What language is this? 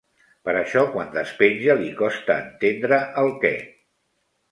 Catalan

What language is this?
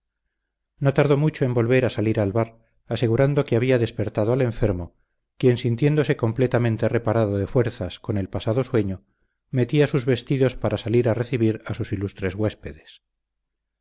Spanish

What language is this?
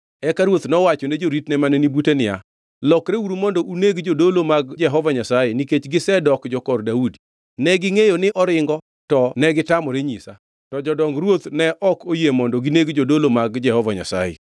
Luo (Kenya and Tanzania)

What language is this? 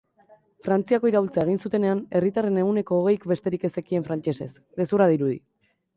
Basque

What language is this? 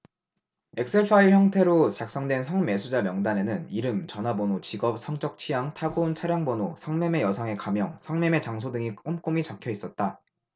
Korean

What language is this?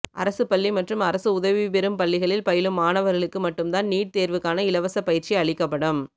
Tamil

